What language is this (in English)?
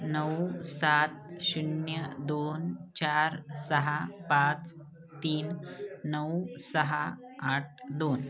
Marathi